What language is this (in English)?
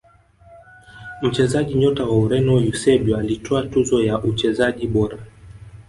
Swahili